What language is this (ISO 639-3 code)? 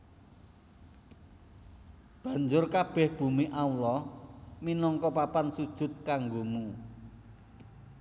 jav